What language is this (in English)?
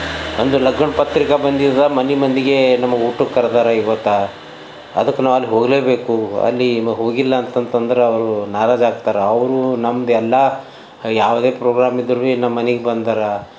Kannada